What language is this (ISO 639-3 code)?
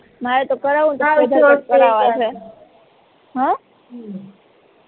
guj